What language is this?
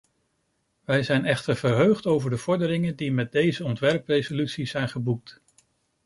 Dutch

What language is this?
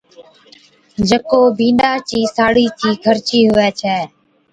Od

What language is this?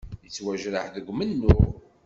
Kabyle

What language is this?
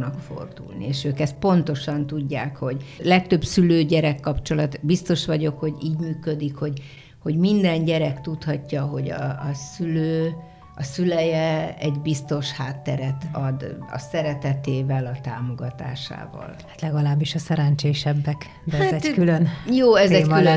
Hungarian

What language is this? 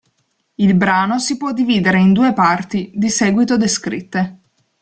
Italian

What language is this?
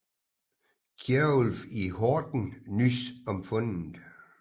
Danish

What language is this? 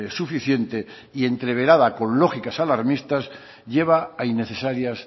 Spanish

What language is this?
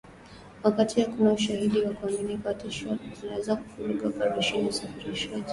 Swahili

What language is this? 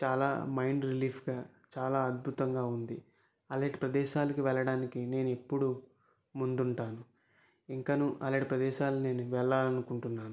Telugu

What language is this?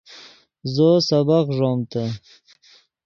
Yidgha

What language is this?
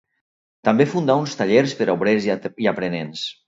Catalan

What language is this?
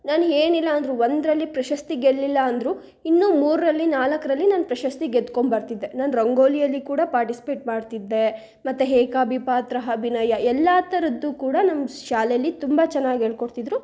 Kannada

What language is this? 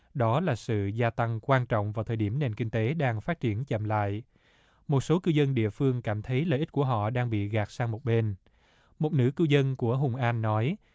Vietnamese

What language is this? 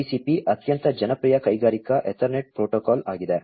Kannada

